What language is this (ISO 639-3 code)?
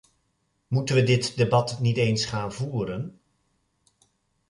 nld